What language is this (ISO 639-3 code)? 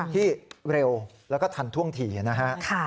tha